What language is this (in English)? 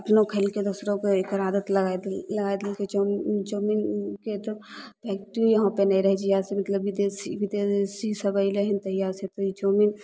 Maithili